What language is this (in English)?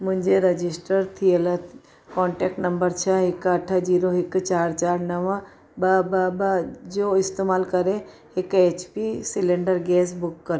Sindhi